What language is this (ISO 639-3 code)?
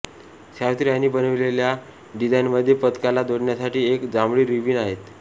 mar